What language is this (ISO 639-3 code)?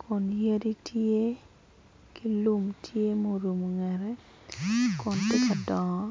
ach